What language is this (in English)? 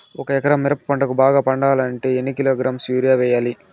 Telugu